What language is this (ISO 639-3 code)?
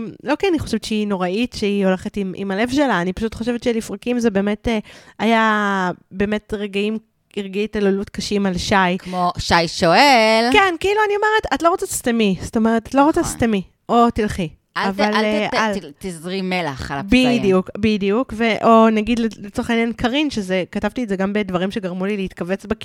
heb